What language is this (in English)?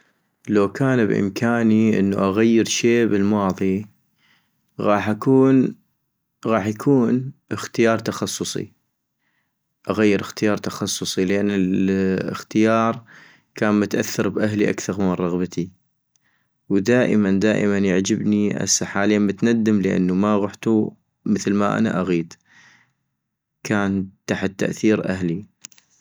North Mesopotamian Arabic